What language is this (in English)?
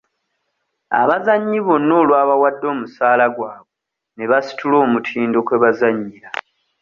Ganda